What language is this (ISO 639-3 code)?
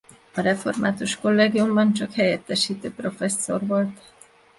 hun